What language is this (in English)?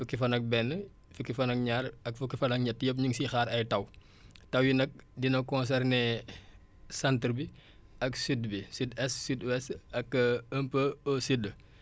Wolof